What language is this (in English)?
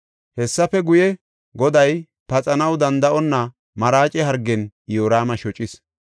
Gofa